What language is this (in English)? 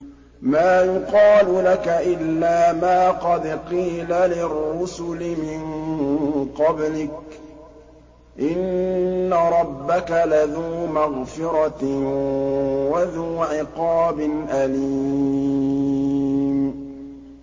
Arabic